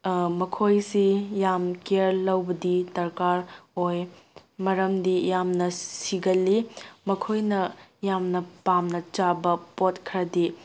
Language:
Manipuri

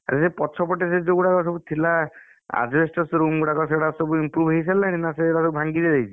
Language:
Odia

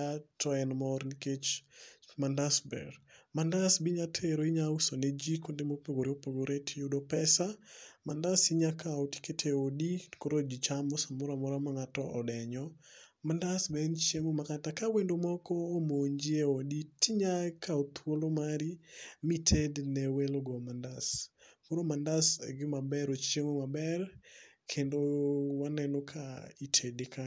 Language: Luo (Kenya and Tanzania)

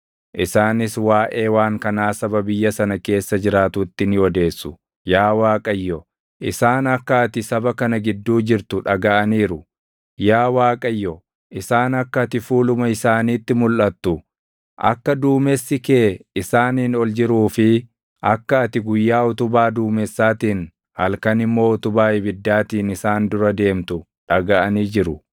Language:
Oromo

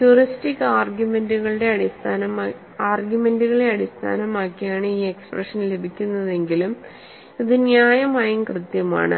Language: Malayalam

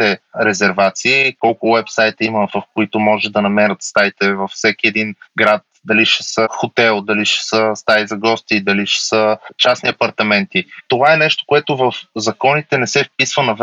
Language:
Bulgarian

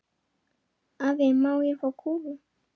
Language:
Icelandic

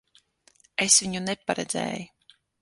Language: Latvian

